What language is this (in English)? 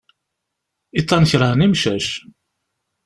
Kabyle